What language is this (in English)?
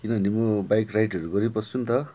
Nepali